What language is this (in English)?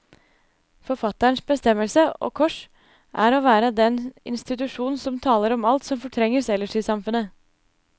Norwegian